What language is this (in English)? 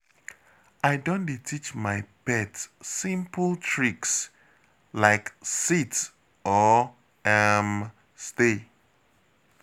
Nigerian Pidgin